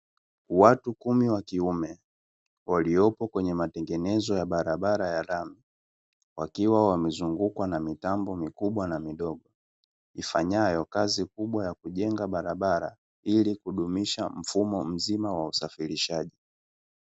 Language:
Swahili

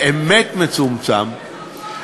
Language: Hebrew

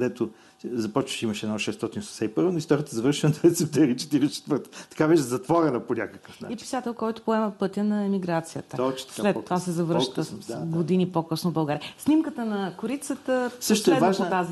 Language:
Bulgarian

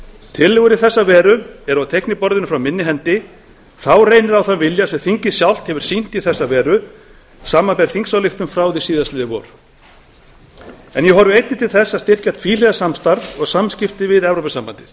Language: Icelandic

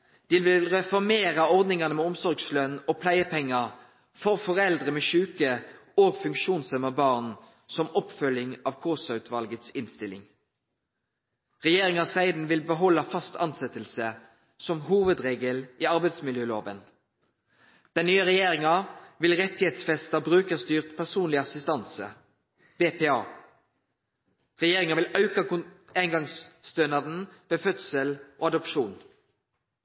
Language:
Norwegian Nynorsk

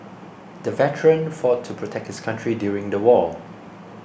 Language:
English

